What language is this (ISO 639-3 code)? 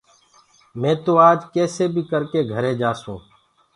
ggg